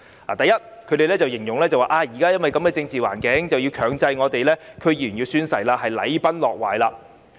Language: Cantonese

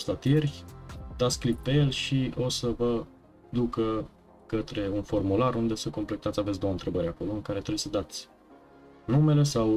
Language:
Romanian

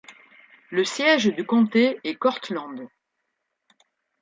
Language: French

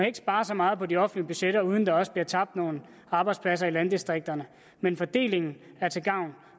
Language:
Danish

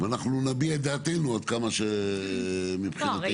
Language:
Hebrew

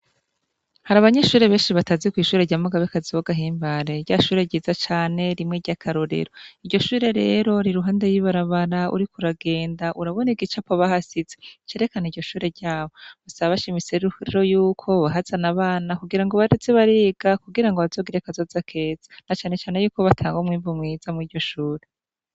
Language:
Rundi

